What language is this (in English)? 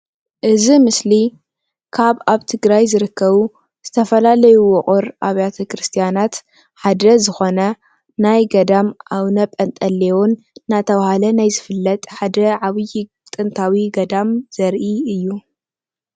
Tigrinya